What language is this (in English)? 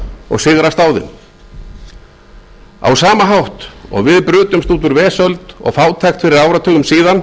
Icelandic